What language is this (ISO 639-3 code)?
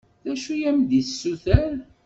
kab